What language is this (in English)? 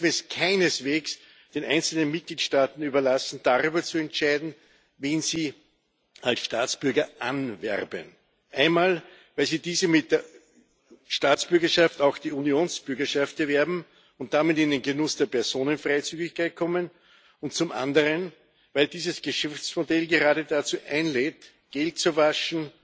German